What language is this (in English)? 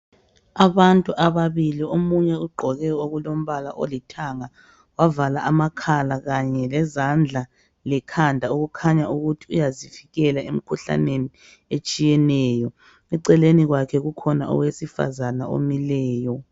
North Ndebele